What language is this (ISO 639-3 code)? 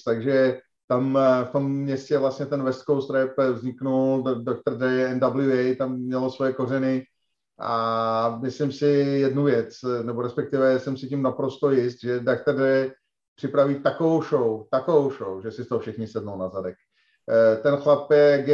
ces